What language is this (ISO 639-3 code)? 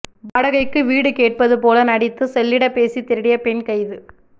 tam